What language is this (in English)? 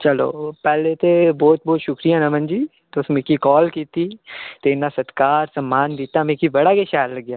Dogri